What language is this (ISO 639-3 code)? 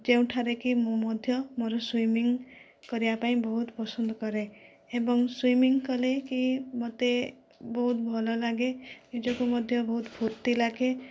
ori